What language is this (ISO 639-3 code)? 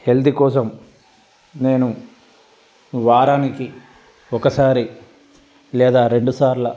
tel